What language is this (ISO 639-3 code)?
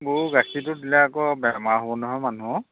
asm